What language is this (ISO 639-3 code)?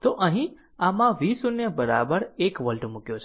guj